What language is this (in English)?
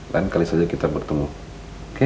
Indonesian